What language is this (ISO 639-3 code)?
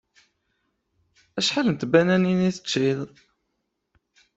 kab